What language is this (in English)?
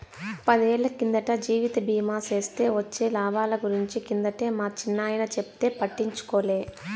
Telugu